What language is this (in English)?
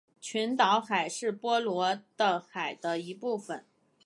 Chinese